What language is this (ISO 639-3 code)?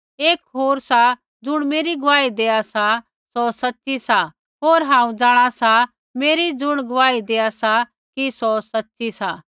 kfx